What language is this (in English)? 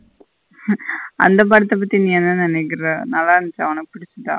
Tamil